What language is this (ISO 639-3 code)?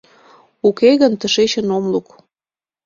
chm